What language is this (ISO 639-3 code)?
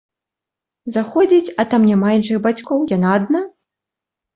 bel